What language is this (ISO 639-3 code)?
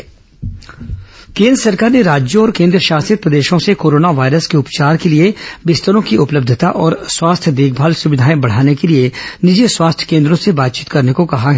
hin